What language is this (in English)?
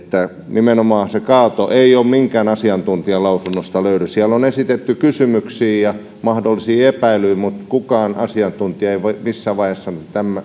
Finnish